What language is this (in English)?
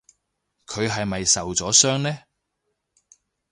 Cantonese